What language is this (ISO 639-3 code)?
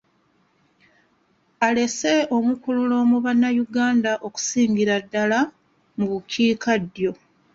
lug